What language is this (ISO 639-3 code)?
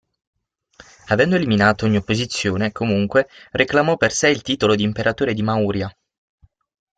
ita